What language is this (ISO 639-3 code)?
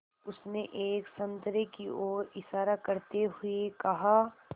hin